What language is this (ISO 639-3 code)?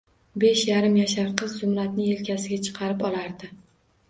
uzb